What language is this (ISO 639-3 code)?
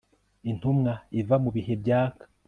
kin